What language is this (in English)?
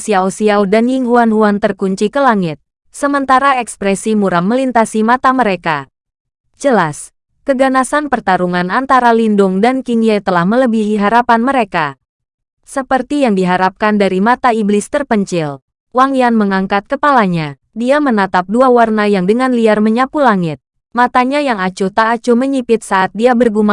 Indonesian